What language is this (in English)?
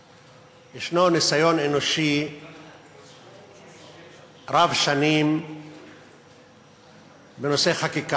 Hebrew